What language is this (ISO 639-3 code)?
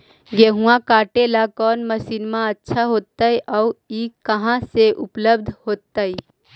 mag